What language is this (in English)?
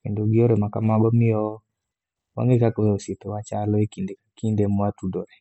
Luo (Kenya and Tanzania)